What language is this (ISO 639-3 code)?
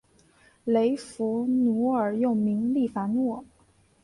zho